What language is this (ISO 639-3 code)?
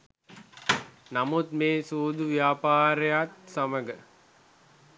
sin